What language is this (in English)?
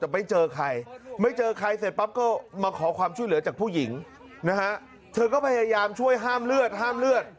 Thai